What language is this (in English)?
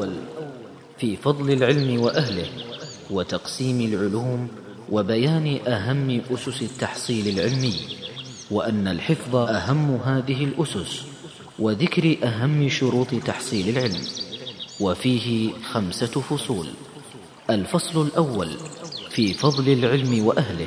Arabic